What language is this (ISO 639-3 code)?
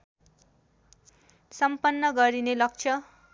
nep